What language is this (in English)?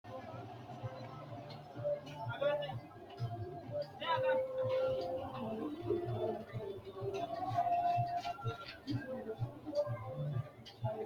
Sidamo